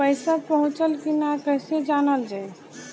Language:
Bhojpuri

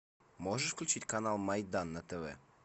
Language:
Russian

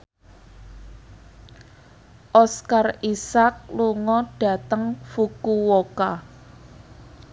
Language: Javanese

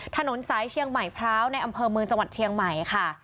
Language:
Thai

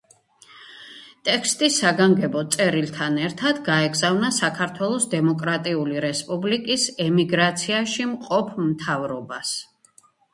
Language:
Georgian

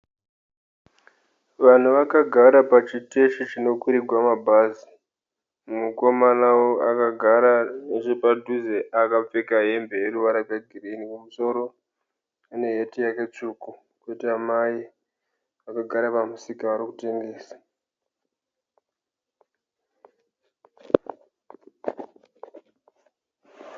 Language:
Shona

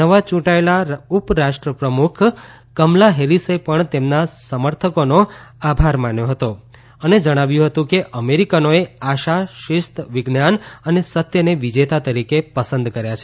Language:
Gujarati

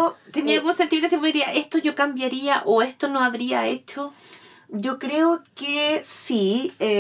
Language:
Spanish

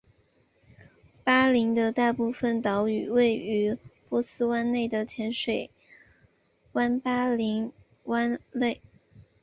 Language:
Chinese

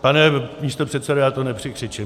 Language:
Czech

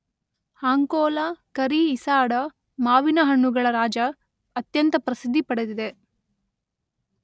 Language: Kannada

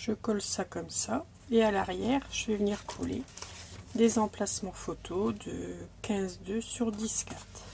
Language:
French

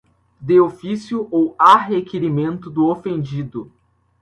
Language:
Portuguese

